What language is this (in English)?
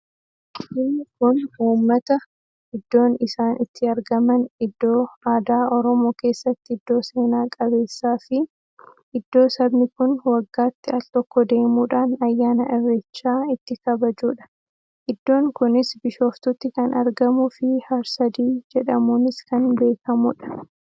Oromo